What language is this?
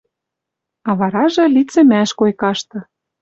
Western Mari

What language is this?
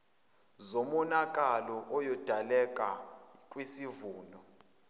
Zulu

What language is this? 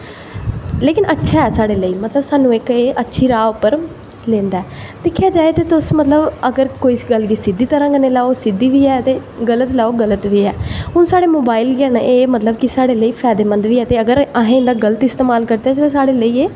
Dogri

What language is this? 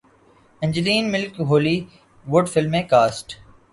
Urdu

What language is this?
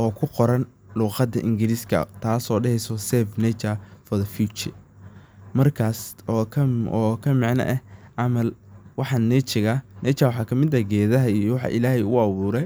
Somali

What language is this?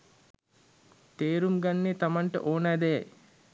Sinhala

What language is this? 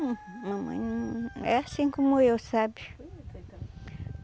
Portuguese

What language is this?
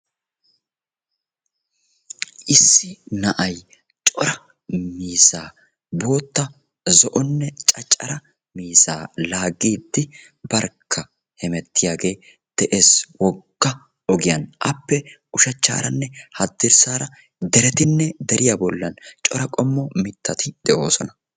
Wolaytta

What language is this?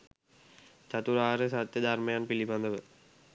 Sinhala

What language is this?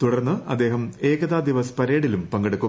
Malayalam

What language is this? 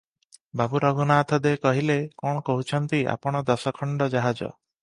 Odia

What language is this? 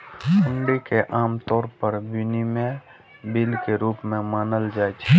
Maithili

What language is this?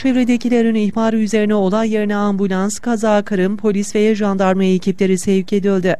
Turkish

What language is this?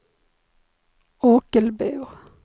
Swedish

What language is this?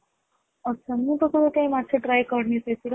Odia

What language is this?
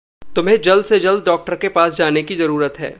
Hindi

